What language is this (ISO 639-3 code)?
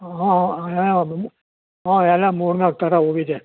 kan